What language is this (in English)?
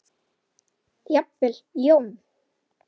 Icelandic